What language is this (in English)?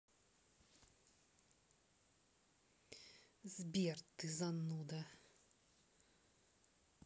Russian